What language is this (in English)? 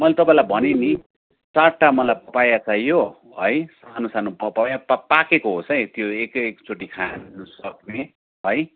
Nepali